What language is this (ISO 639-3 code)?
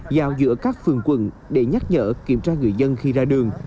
vie